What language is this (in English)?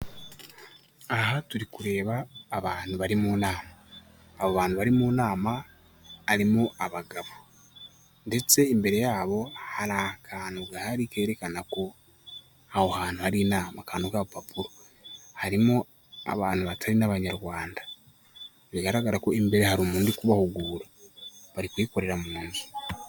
Kinyarwanda